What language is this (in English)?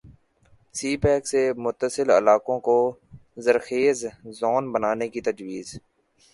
Urdu